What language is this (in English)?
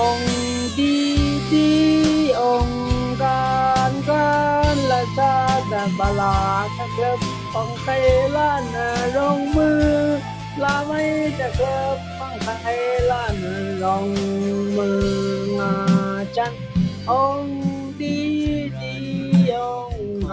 Indonesian